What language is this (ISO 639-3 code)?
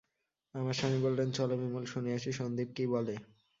ben